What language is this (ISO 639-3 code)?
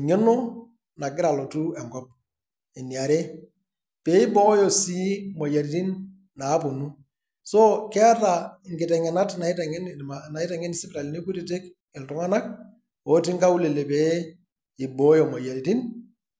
mas